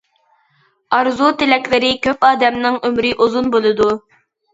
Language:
Uyghur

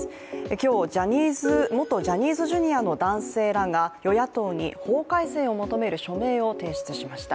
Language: Japanese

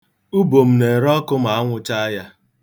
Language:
Igbo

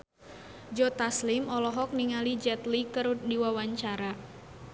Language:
Sundanese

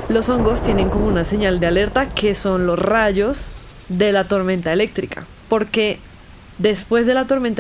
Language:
Spanish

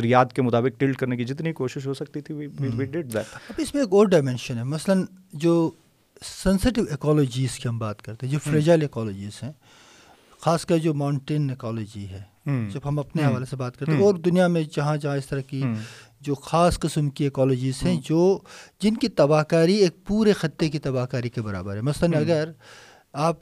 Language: Urdu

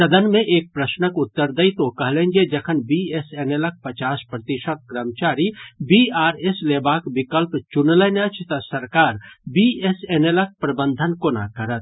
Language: Maithili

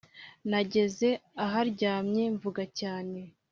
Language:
Kinyarwanda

